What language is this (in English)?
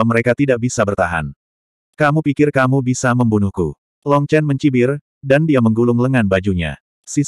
Indonesian